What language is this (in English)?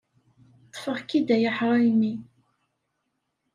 Kabyle